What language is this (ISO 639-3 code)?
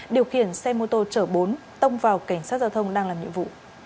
vie